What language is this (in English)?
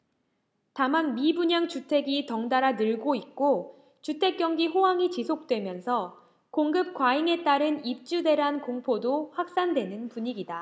Korean